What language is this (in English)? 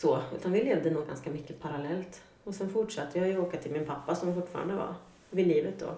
Swedish